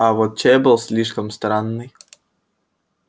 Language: Russian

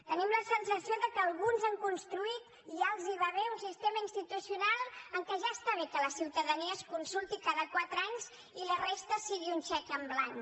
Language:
Catalan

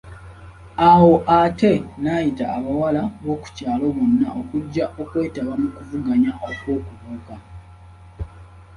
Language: Ganda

